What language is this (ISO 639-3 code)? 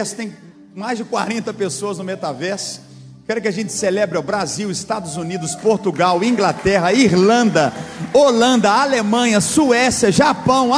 por